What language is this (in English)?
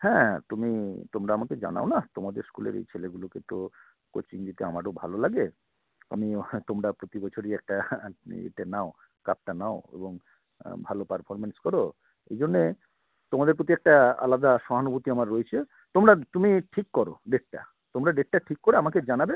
Bangla